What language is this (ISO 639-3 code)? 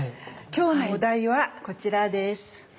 jpn